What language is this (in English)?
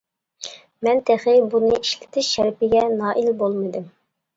Uyghur